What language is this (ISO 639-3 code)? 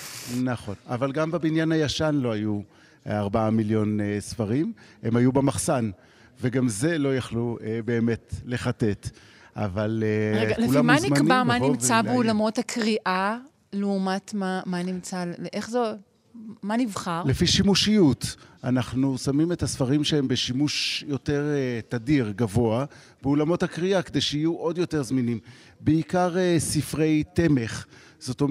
heb